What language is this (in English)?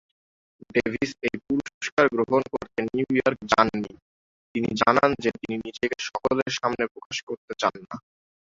Bangla